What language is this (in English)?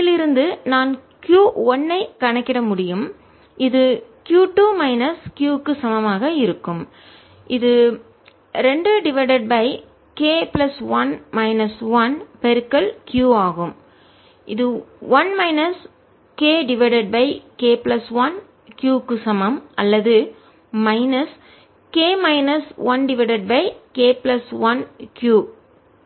Tamil